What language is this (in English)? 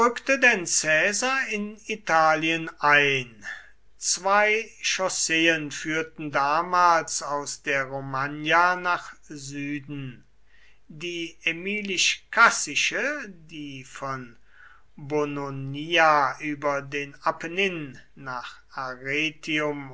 German